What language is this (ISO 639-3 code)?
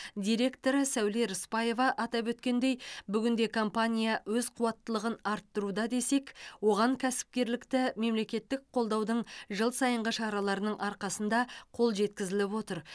kaz